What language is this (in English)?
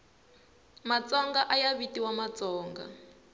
Tsonga